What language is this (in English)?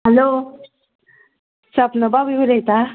Konkani